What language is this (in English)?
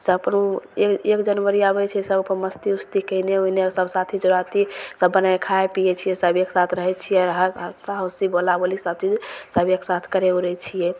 Maithili